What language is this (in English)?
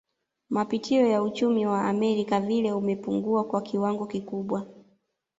Swahili